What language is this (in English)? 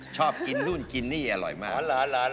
Thai